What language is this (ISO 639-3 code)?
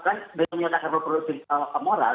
ind